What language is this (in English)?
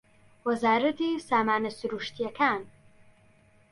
Central Kurdish